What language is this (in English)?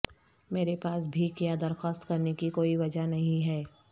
Urdu